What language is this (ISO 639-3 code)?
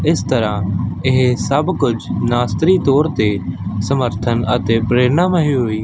pan